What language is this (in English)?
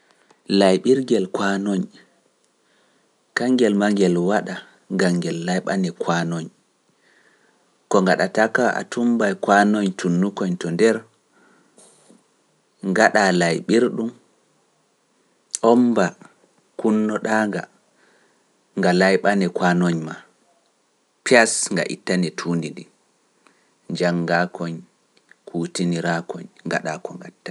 Pular